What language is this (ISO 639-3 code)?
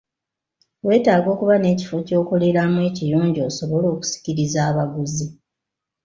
lug